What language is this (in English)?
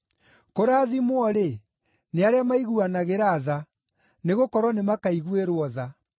Kikuyu